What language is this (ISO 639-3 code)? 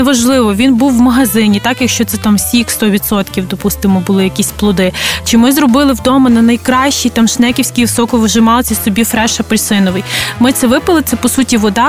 ukr